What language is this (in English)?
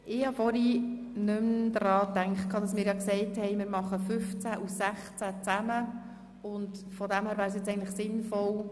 Swiss German